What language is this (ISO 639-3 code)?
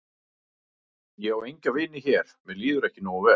isl